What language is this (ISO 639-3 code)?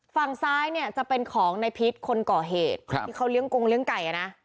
tha